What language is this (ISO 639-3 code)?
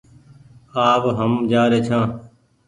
gig